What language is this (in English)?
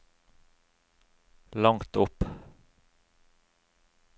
Norwegian